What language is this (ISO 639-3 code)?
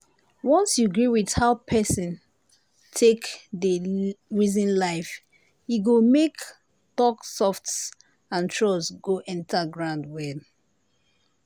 pcm